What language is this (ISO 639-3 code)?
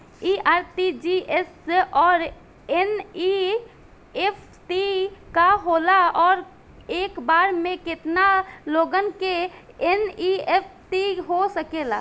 bho